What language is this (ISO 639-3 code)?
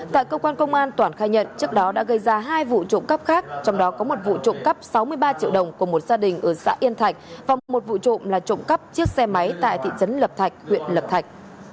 vie